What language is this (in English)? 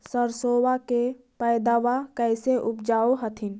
Magahi